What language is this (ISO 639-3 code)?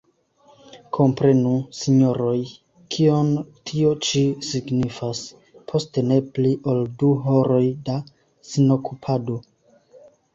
epo